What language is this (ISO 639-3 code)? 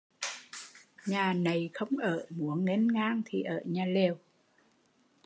vie